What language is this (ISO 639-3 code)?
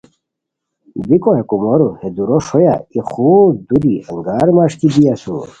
khw